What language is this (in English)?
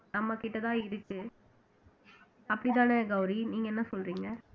Tamil